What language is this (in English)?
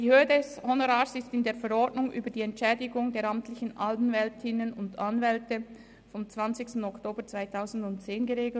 Swiss German